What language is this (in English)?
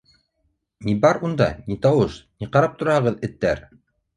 Bashkir